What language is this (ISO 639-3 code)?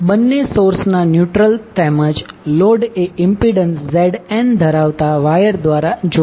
guj